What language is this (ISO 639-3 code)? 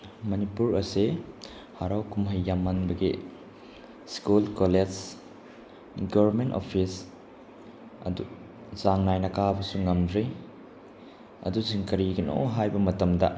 mni